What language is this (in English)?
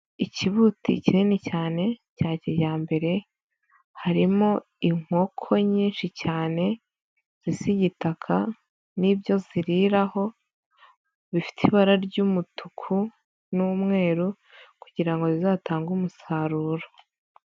Kinyarwanda